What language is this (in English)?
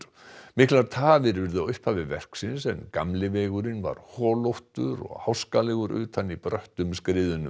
Icelandic